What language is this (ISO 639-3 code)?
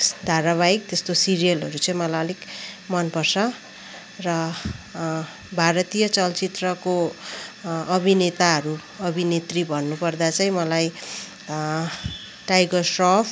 nep